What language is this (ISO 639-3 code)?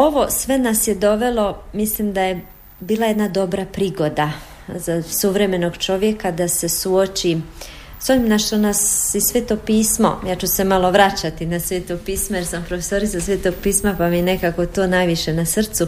hrv